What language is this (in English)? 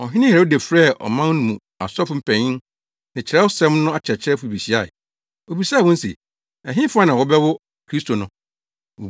Akan